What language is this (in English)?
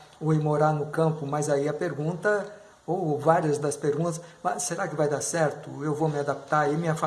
Portuguese